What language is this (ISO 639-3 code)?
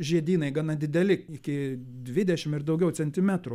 lit